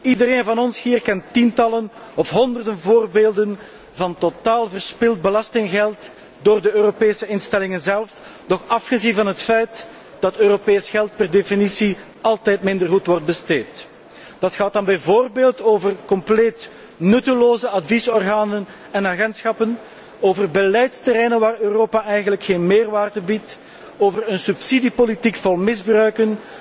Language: Dutch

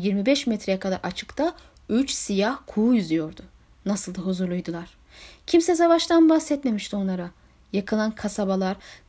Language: Turkish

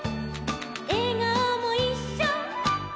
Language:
Japanese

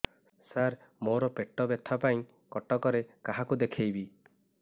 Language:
Odia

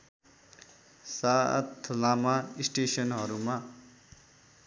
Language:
Nepali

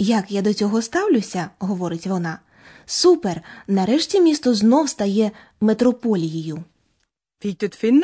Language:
Ukrainian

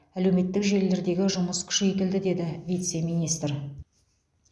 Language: Kazakh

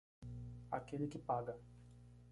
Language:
Portuguese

